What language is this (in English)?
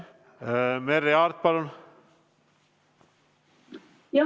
Estonian